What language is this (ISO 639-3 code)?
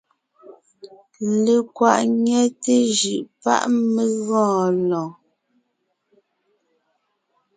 nnh